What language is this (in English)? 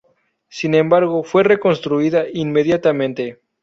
Spanish